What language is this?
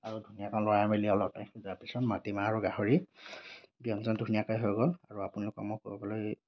Assamese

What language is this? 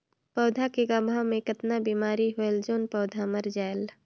Chhattisgarhi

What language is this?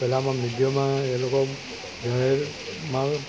Gujarati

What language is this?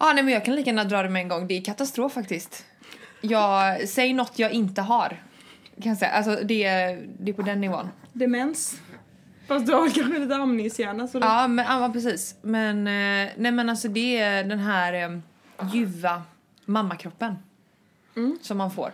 Swedish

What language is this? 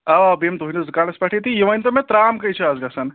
Kashmiri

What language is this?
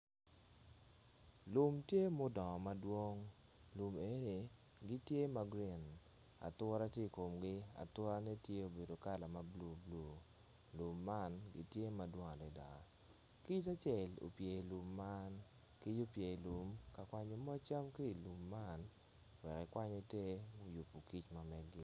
Acoli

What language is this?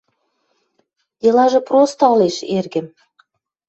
Western Mari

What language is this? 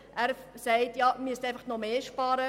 Swiss German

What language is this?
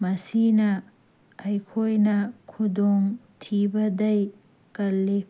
Manipuri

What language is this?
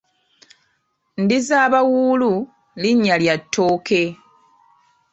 Ganda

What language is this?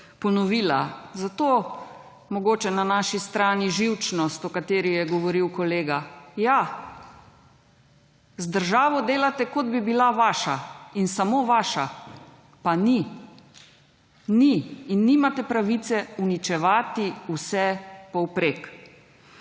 Slovenian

